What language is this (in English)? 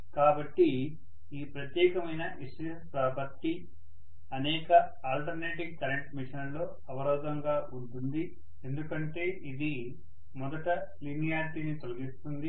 Telugu